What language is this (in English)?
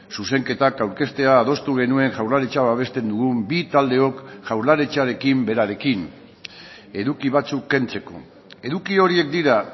Basque